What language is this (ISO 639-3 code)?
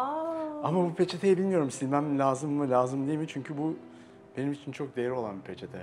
tur